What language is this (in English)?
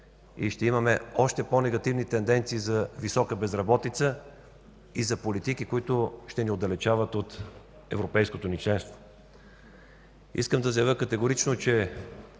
Bulgarian